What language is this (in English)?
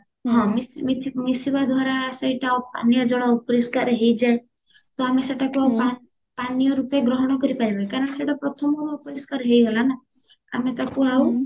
Odia